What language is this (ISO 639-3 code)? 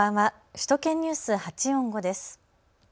jpn